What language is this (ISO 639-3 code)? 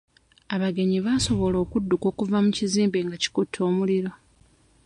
lug